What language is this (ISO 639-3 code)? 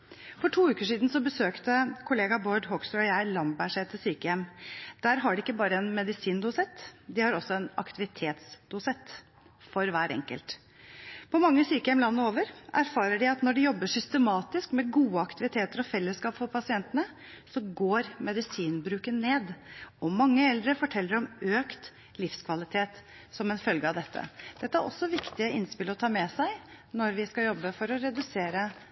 nob